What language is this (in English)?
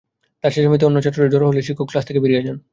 Bangla